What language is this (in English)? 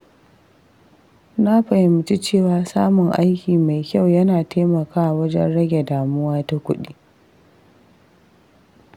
Hausa